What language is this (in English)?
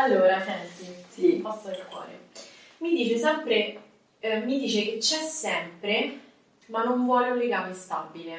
Italian